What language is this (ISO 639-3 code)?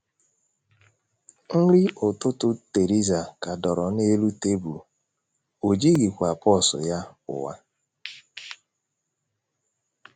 ibo